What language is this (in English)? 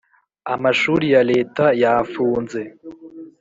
Kinyarwanda